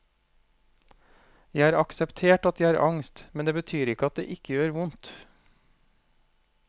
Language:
Norwegian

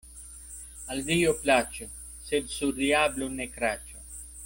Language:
Esperanto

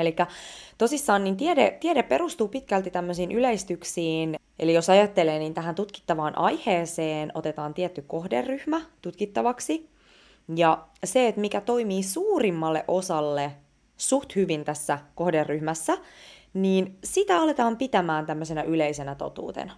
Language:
Finnish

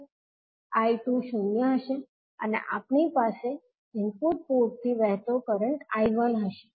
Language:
Gujarati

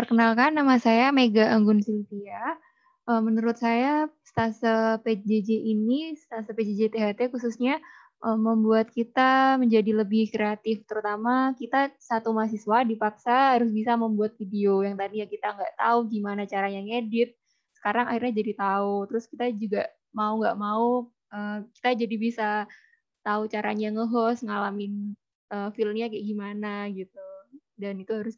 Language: Indonesian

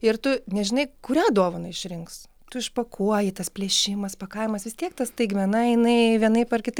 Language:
Lithuanian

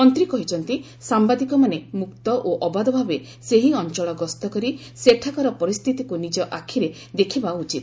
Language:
Odia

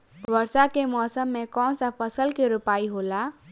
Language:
Bhojpuri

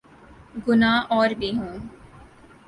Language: Urdu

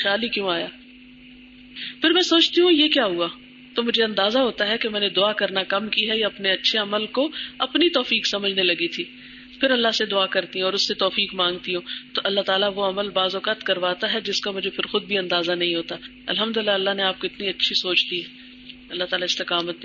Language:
Urdu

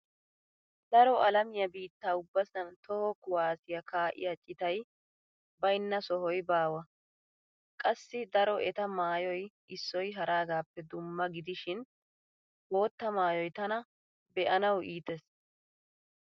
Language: Wolaytta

